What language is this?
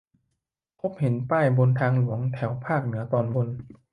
Thai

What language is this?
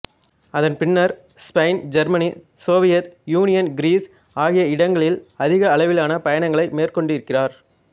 Tamil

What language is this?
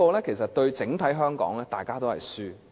Cantonese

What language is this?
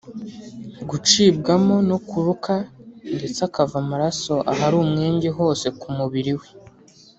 Kinyarwanda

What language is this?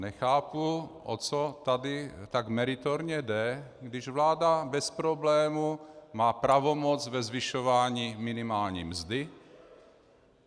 Czech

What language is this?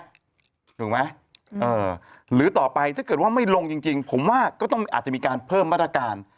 Thai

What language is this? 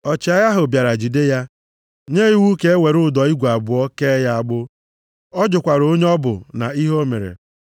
Igbo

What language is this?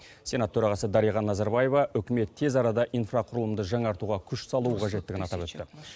Kazakh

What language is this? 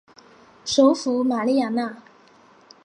Chinese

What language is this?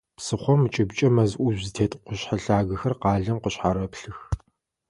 Adyghe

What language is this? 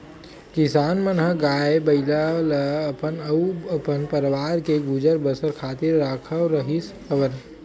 Chhattisgarhi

